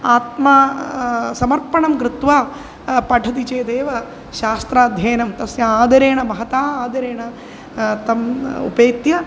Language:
Sanskrit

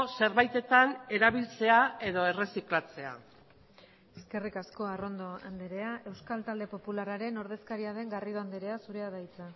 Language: Basque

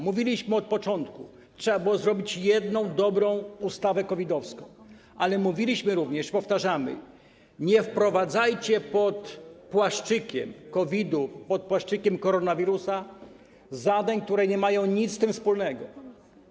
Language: Polish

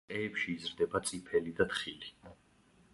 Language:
Georgian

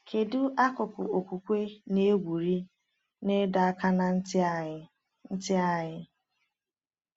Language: Igbo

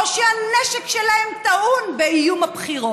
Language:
Hebrew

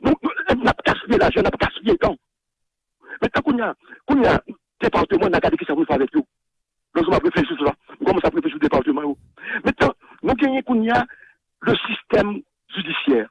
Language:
French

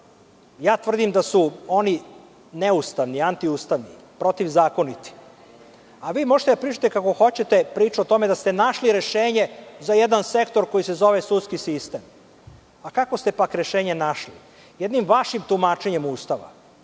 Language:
Serbian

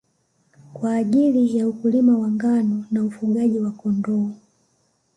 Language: Swahili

